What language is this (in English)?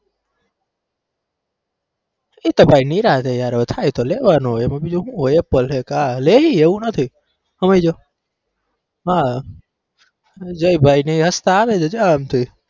Gujarati